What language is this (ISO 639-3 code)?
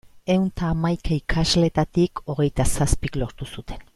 eus